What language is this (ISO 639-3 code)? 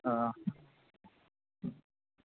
doi